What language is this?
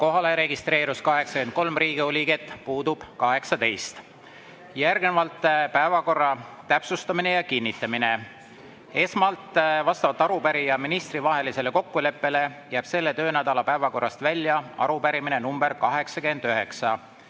Estonian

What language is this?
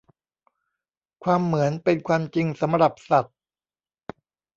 Thai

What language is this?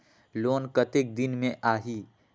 Chhattisgarhi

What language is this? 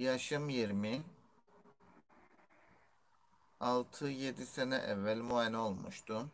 Turkish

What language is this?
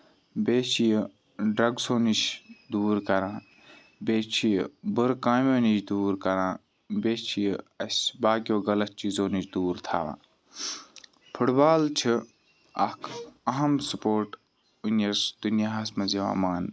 Kashmiri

